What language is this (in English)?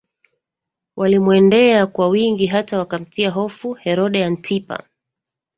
Swahili